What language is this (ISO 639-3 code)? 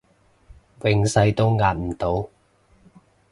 yue